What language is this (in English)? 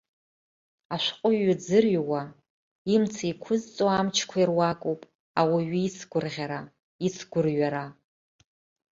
Abkhazian